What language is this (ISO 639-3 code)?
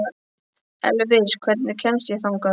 isl